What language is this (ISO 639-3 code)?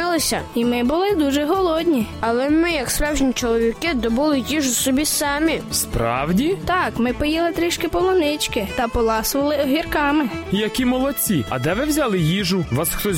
ukr